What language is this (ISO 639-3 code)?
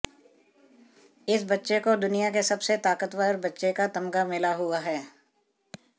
hin